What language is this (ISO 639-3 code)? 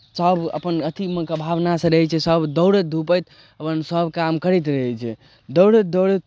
mai